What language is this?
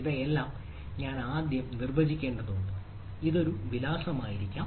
Malayalam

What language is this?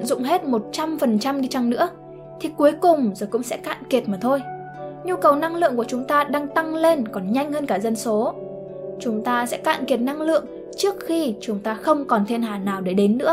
Vietnamese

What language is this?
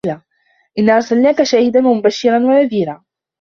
Arabic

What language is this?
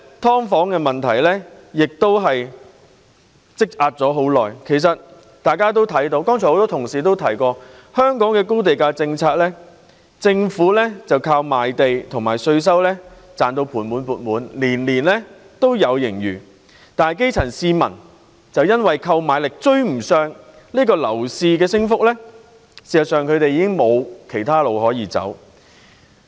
Cantonese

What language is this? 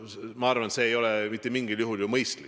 Estonian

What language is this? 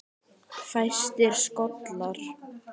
Icelandic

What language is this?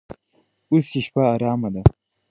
Pashto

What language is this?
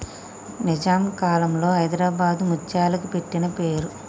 Telugu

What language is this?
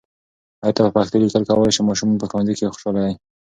Pashto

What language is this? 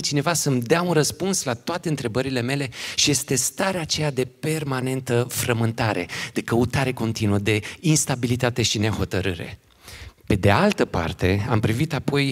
Romanian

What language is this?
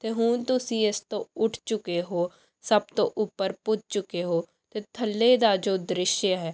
Punjabi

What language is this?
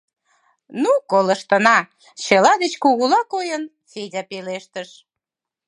Mari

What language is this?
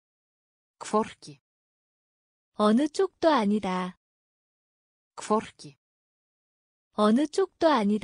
Korean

